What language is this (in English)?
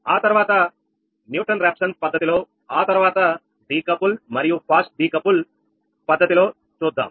Telugu